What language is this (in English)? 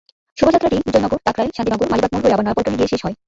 Bangla